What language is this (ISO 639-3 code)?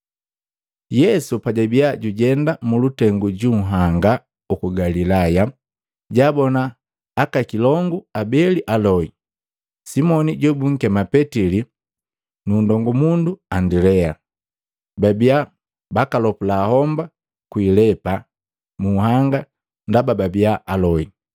mgv